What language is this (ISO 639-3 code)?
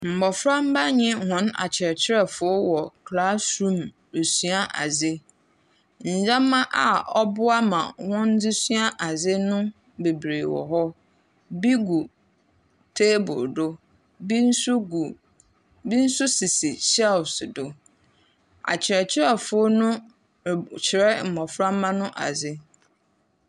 aka